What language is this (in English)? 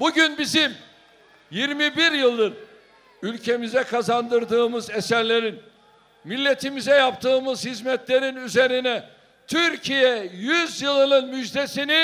Turkish